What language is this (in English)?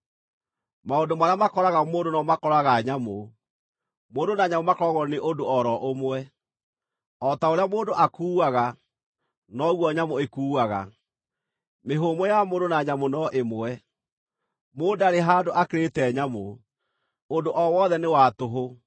Kikuyu